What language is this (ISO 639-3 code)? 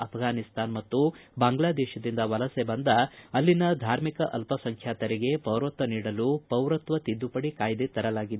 kan